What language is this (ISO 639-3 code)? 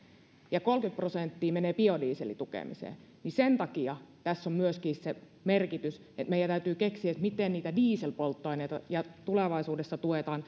fin